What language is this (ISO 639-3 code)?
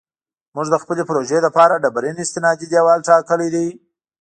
pus